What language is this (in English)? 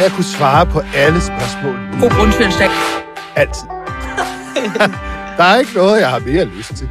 Danish